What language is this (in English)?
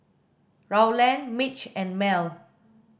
English